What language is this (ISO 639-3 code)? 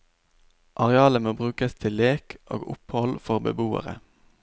nor